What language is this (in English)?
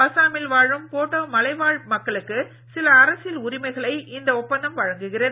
Tamil